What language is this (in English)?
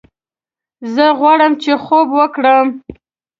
Pashto